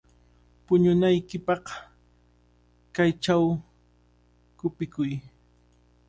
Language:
Cajatambo North Lima Quechua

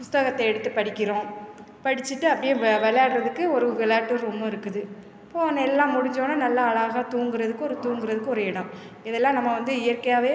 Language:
Tamil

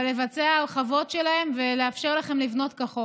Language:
Hebrew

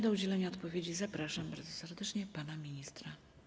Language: Polish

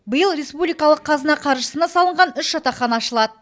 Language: Kazakh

